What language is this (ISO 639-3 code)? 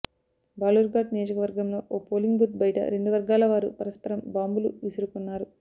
tel